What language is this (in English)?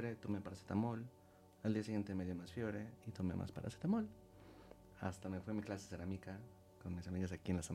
Spanish